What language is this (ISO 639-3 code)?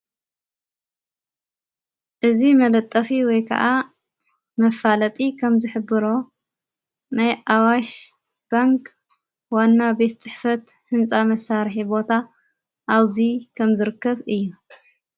tir